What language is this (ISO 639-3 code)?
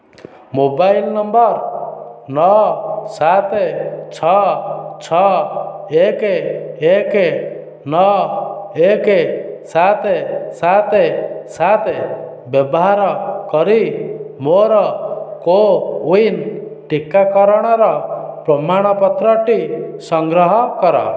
ori